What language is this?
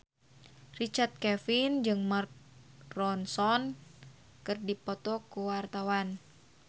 Sundanese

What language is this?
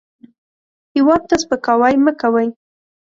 Pashto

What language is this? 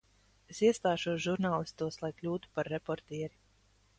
Latvian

